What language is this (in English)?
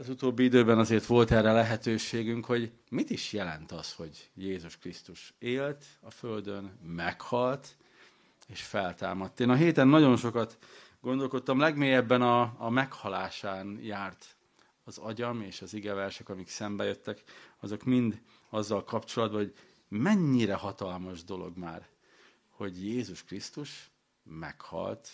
Hungarian